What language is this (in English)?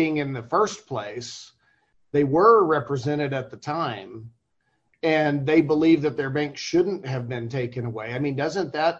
English